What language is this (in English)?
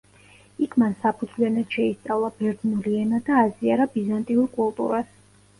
Georgian